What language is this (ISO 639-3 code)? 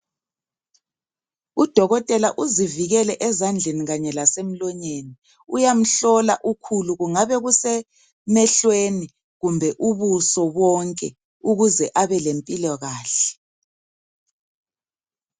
nde